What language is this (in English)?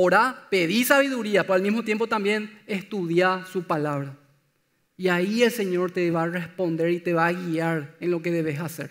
Spanish